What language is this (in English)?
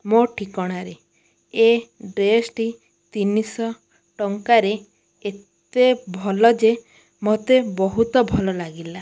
Odia